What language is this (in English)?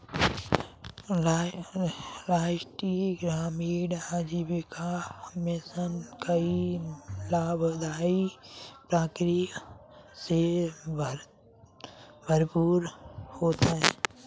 Hindi